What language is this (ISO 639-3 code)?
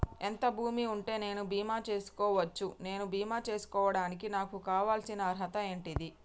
tel